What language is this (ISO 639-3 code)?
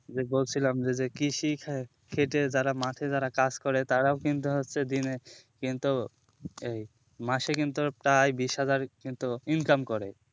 ben